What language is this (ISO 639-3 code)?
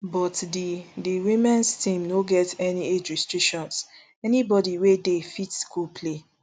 pcm